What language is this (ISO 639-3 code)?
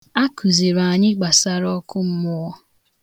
ibo